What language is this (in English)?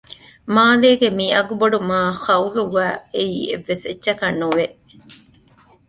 Divehi